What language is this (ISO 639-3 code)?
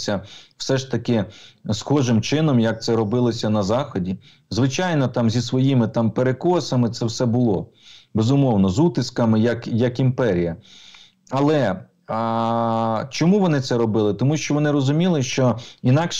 ukr